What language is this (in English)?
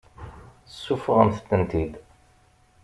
Kabyle